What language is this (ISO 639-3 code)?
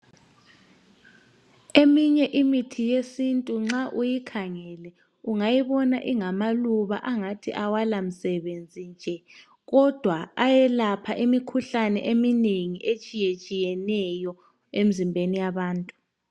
nde